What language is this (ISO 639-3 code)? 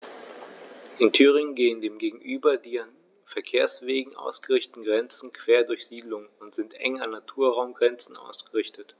deu